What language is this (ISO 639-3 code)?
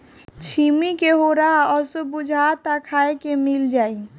bho